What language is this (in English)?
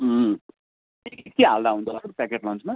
Nepali